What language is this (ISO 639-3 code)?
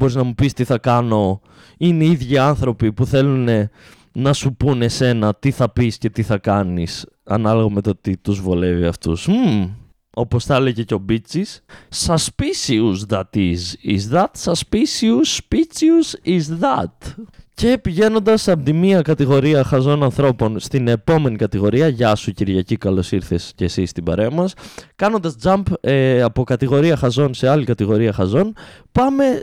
ell